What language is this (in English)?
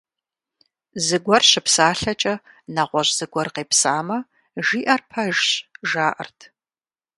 Kabardian